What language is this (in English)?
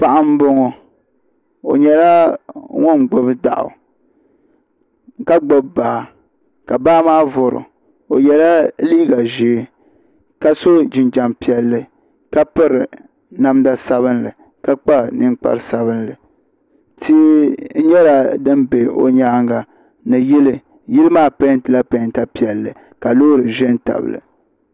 Dagbani